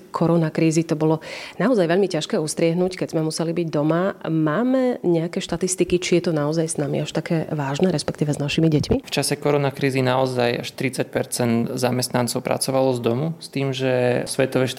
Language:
Slovak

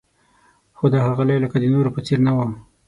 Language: Pashto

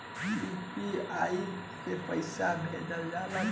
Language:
Bhojpuri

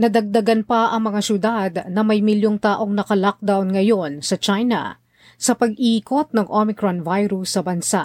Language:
Filipino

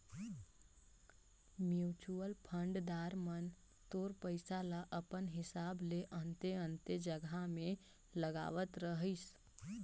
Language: Chhattisgarhi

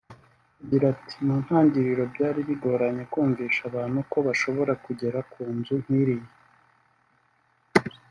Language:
Kinyarwanda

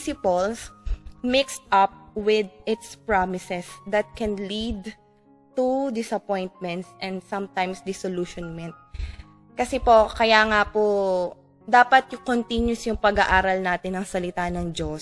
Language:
Filipino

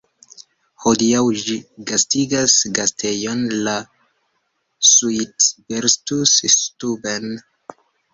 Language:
Esperanto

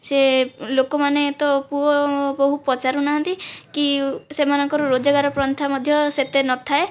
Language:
Odia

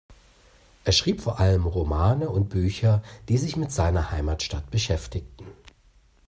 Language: German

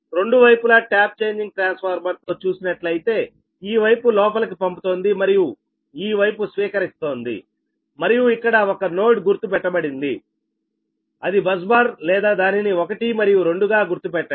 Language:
Telugu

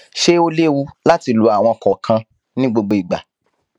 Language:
Yoruba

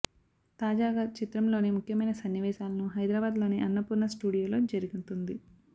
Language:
Telugu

